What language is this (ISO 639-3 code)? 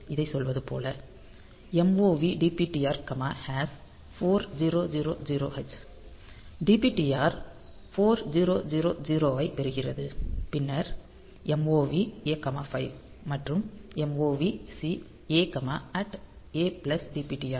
tam